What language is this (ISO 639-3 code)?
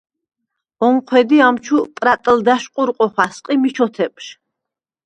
sva